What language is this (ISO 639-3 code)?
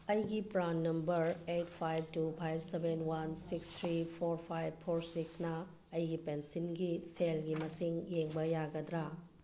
mni